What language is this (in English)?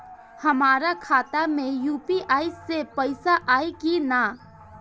Bhojpuri